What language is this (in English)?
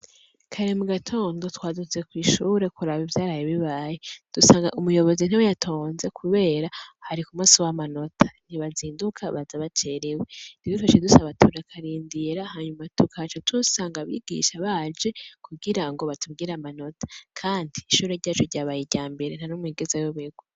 Rundi